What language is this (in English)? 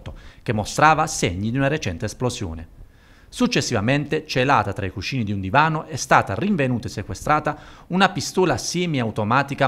Italian